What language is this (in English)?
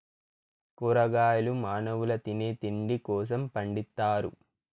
Telugu